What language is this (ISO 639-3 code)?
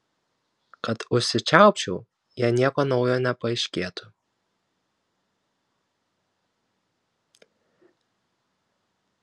lit